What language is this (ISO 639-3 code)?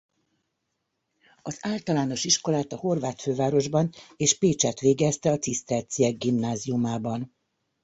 hun